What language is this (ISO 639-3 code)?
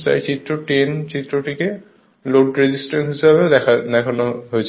ben